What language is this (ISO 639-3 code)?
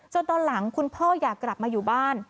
tha